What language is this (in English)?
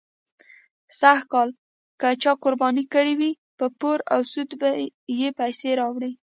Pashto